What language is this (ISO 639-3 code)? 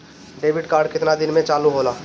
bho